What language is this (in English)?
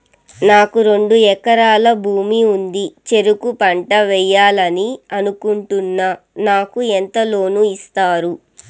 Telugu